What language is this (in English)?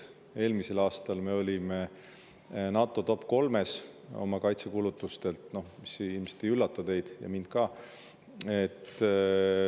Estonian